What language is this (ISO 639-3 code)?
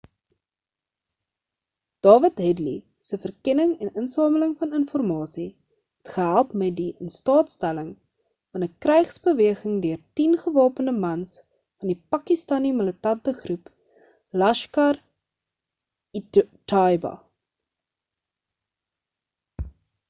afr